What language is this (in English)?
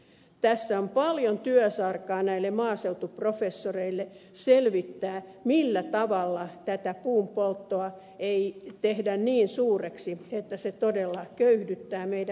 Finnish